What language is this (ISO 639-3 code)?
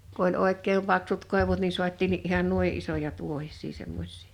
fin